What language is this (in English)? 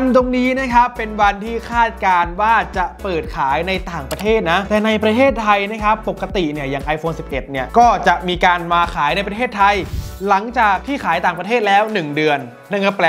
Thai